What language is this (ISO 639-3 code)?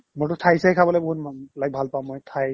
asm